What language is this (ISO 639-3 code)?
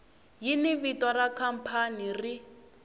tso